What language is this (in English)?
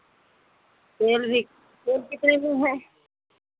Hindi